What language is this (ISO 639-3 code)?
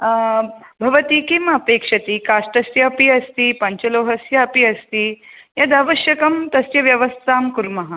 san